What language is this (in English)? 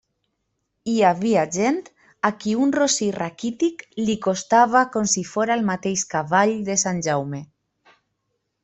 Catalan